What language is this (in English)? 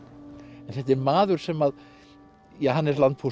Icelandic